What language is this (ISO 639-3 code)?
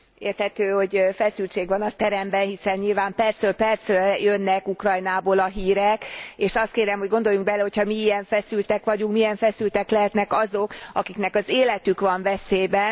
hun